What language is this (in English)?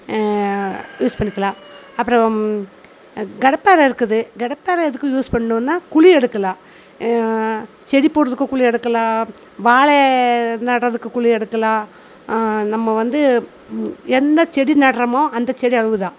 Tamil